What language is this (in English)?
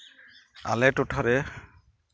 Santali